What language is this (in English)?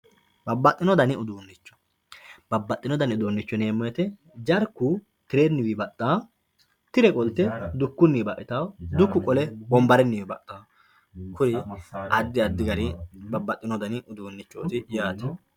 Sidamo